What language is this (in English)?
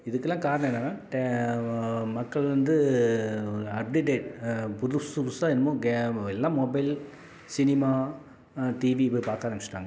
Tamil